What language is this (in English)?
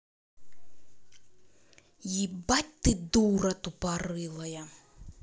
Russian